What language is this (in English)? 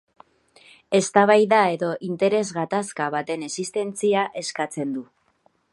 Basque